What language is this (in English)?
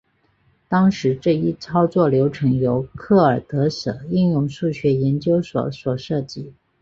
Chinese